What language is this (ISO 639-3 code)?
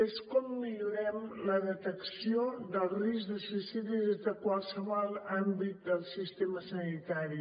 cat